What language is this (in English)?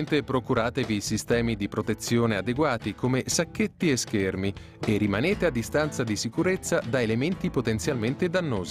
Italian